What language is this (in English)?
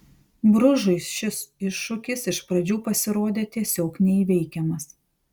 Lithuanian